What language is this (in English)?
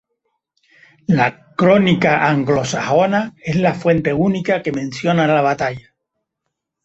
Spanish